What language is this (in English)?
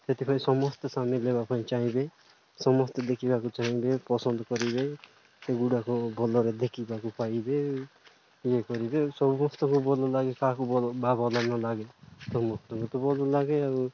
Odia